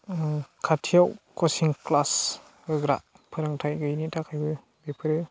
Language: Bodo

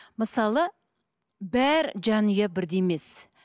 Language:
Kazakh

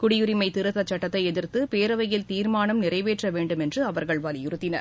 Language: Tamil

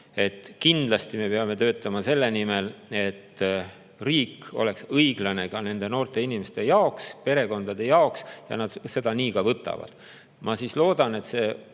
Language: Estonian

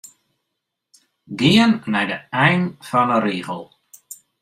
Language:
Western Frisian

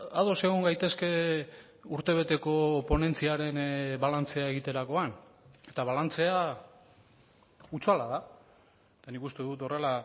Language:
Basque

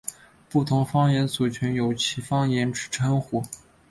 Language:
Chinese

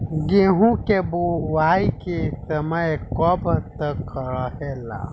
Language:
Bhojpuri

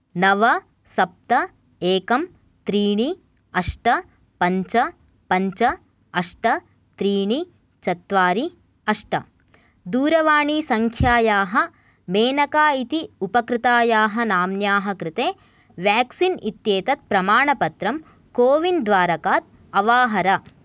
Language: Sanskrit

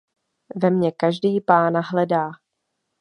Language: Czech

